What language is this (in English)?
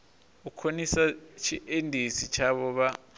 Venda